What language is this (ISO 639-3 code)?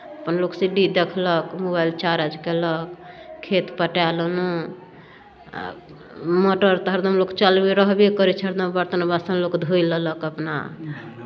mai